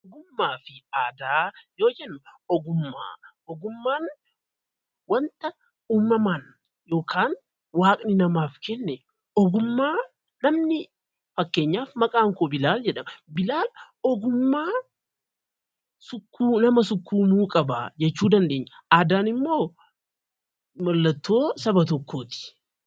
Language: Oromo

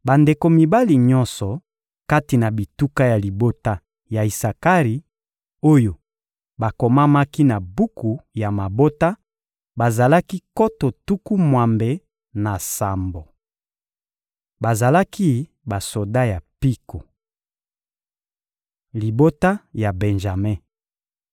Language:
Lingala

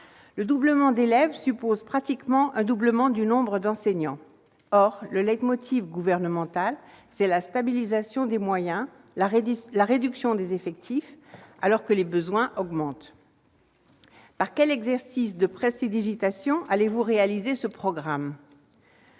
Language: French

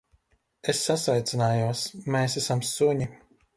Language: Latvian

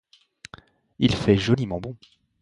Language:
French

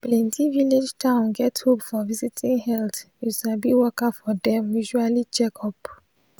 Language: Nigerian Pidgin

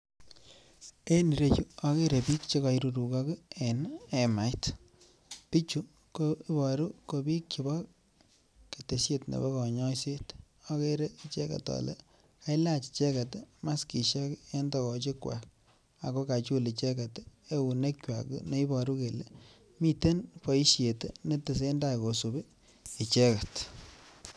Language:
Kalenjin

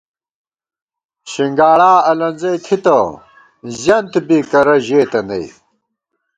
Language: Gawar-Bati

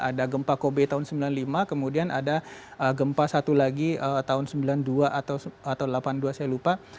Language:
Indonesian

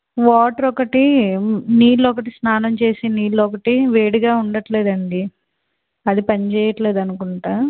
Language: Telugu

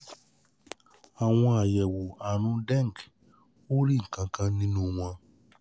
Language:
Yoruba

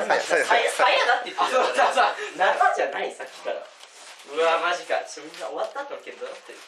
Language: Japanese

